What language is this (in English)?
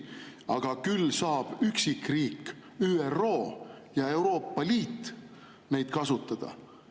Estonian